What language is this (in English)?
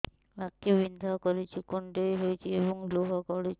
Odia